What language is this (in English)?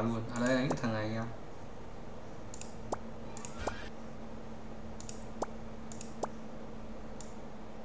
Vietnamese